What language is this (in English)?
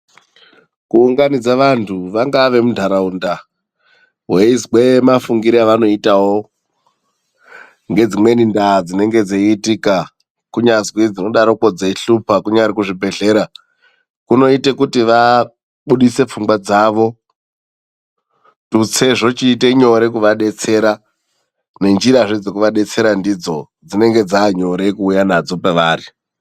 Ndau